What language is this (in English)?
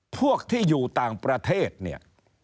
Thai